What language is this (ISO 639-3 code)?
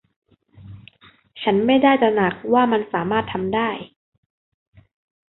tha